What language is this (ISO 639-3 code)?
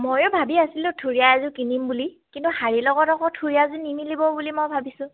asm